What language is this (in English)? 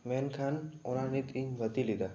Santali